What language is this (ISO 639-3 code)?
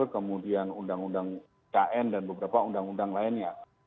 ind